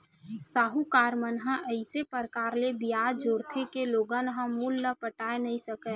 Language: Chhattisgarhi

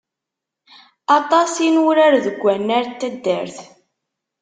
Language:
Kabyle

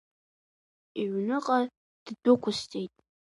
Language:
Abkhazian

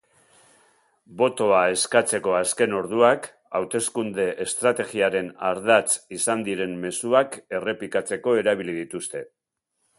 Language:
Basque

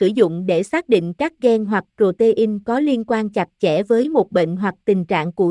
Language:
Vietnamese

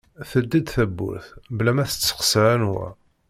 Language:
Kabyle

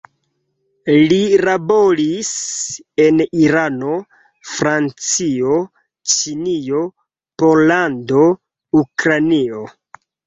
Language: Esperanto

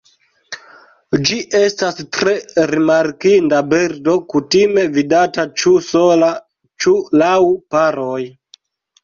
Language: Esperanto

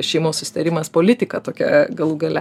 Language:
Lithuanian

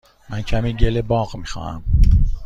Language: Persian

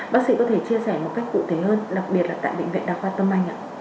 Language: Vietnamese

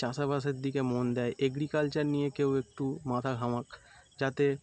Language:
Bangla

